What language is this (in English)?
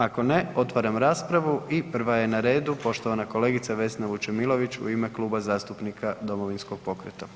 Croatian